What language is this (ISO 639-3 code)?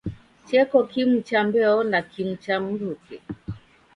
dav